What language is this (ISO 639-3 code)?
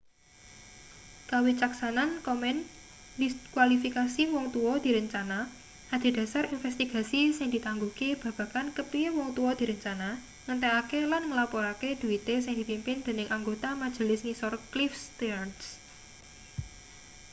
jav